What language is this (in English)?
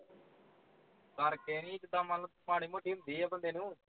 Punjabi